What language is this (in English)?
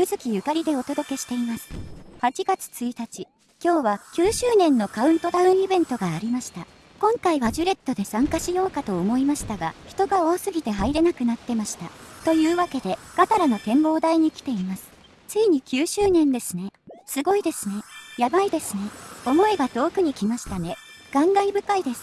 Japanese